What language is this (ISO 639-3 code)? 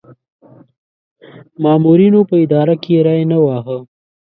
pus